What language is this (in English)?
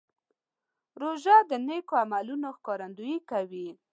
Pashto